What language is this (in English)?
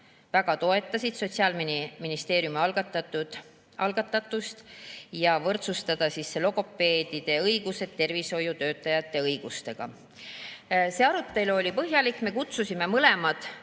Estonian